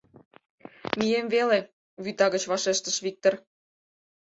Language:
Mari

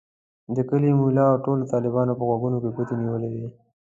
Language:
Pashto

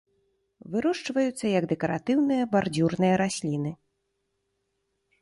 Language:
Belarusian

